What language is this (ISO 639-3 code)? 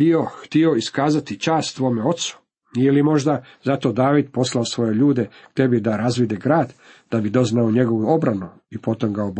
hrv